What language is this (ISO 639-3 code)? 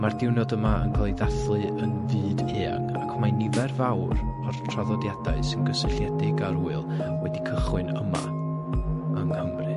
cym